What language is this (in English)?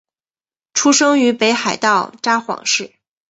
Chinese